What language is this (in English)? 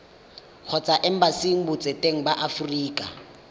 Tswana